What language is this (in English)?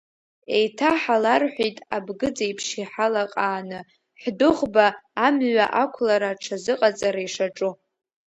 Abkhazian